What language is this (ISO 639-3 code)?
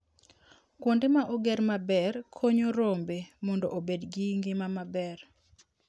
luo